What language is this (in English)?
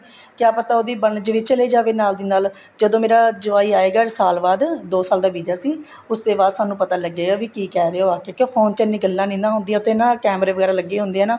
Punjabi